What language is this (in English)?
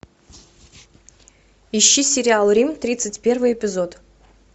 Russian